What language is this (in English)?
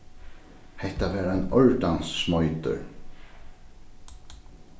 Faroese